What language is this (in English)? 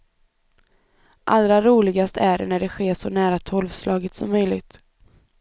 Swedish